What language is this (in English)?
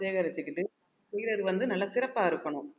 Tamil